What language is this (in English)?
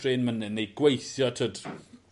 Welsh